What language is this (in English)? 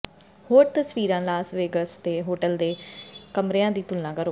Punjabi